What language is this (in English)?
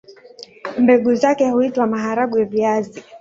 Swahili